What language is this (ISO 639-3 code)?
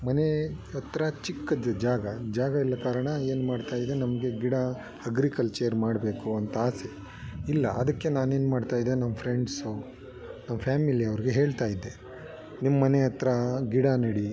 kan